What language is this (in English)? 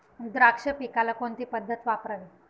Marathi